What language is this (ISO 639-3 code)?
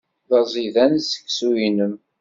kab